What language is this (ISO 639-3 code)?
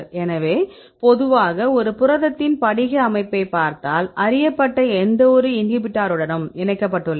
tam